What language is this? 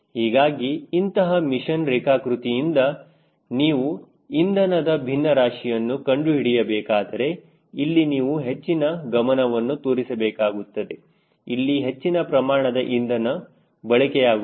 Kannada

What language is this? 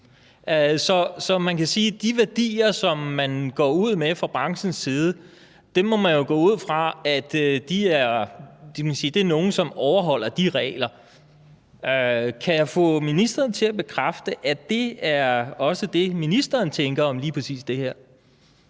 Danish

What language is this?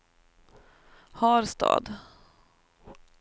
Swedish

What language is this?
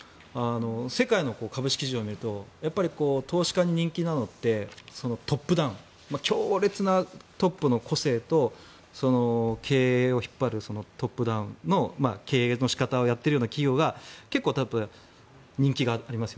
Japanese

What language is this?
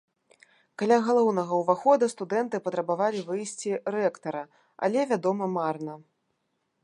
Belarusian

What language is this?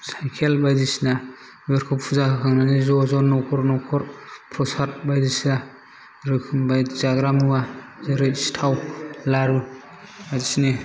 Bodo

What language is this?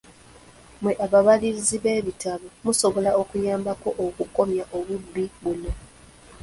Ganda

